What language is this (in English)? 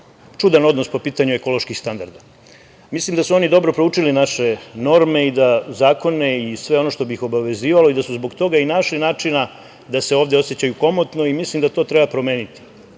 Serbian